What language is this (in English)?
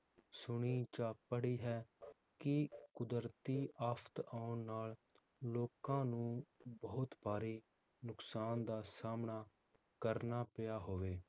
Punjabi